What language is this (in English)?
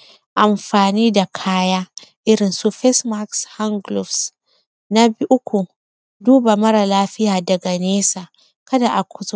Hausa